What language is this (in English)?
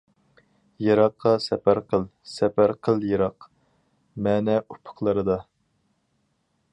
Uyghur